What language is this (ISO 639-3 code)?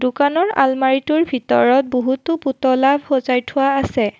asm